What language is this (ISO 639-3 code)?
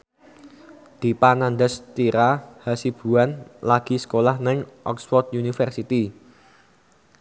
jav